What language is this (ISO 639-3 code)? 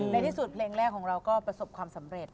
tha